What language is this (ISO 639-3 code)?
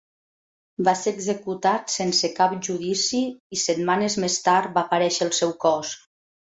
cat